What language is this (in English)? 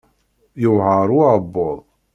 Kabyle